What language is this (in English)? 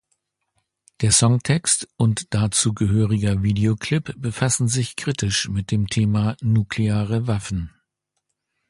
German